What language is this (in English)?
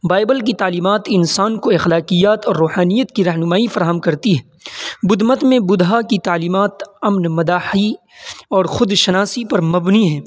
Urdu